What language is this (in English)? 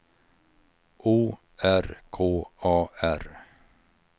Swedish